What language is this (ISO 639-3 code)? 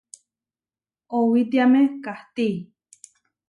var